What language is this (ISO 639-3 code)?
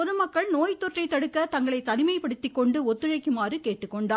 tam